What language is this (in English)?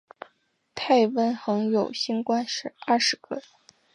Chinese